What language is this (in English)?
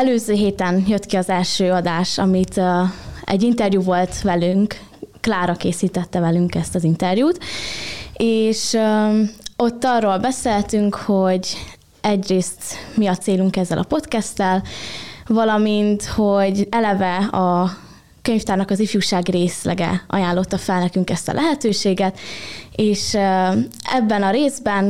Hungarian